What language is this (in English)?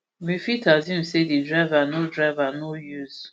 Nigerian Pidgin